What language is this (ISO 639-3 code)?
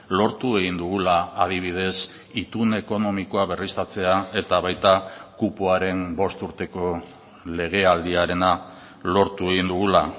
eus